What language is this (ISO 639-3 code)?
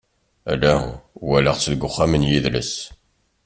kab